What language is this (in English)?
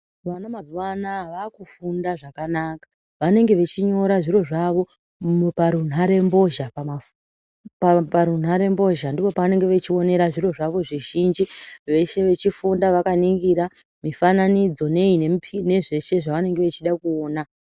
Ndau